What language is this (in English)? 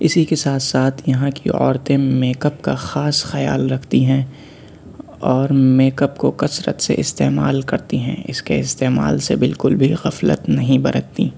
Urdu